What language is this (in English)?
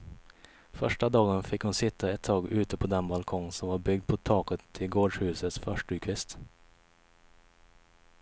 Swedish